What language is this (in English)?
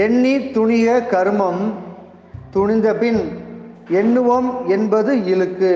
Tamil